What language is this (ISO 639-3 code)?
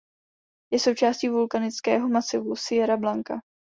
ces